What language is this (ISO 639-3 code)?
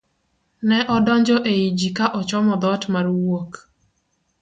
luo